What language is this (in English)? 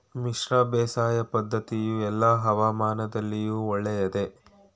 Kannada